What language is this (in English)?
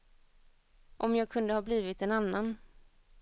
Swedish